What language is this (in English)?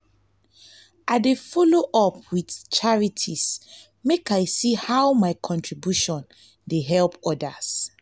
Nigerian Pidgin